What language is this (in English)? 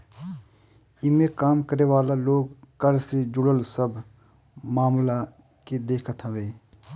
Bhojpuri